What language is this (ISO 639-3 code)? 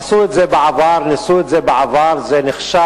heb